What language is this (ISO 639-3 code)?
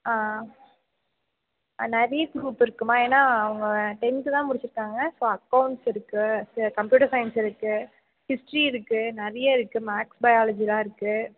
tam